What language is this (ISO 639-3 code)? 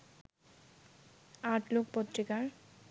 ben